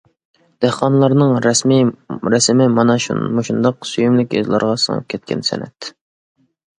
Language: Uyghur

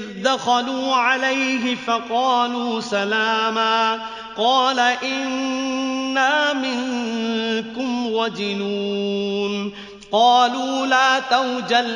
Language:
Arabic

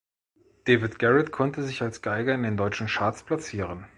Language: German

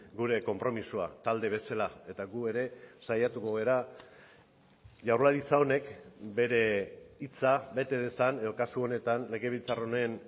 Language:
Basque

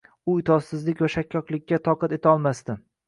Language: Uzbek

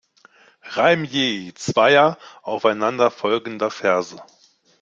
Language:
German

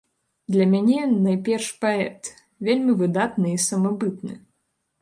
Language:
Belarusian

